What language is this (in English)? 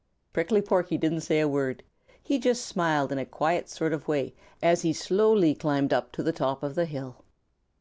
English